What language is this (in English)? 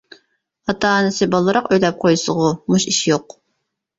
Uyghur